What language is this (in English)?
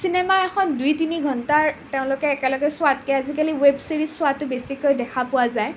Assamese